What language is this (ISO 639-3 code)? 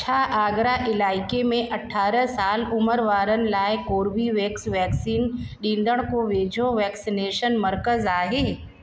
snd